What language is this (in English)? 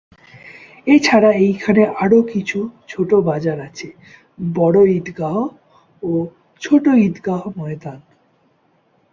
Bangla